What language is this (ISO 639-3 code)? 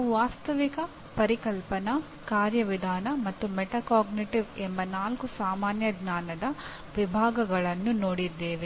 kan